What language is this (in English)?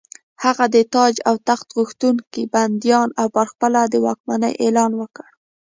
Pashto